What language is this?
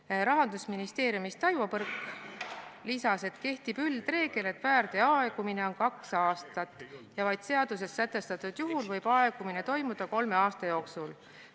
Estonian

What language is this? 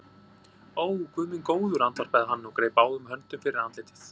Icelandic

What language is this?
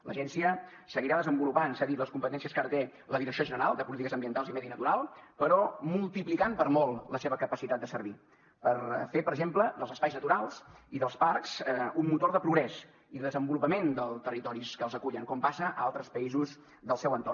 Catalan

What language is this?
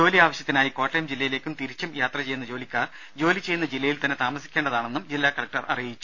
Malayalam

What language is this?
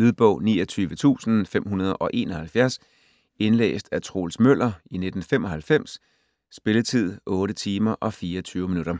Danish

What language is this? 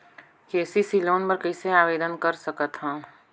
Chhattisgarhi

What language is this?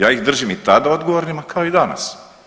Croatian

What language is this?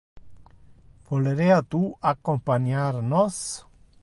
Interlingua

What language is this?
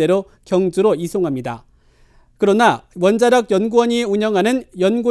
Korean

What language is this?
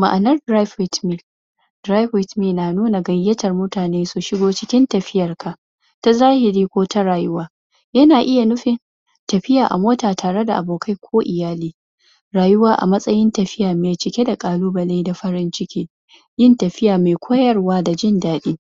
Hausa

